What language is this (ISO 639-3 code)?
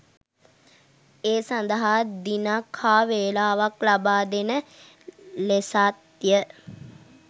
sin